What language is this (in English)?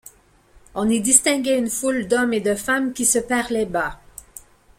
French